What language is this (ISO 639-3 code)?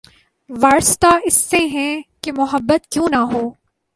urd